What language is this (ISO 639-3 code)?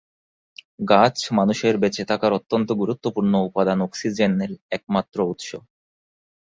ben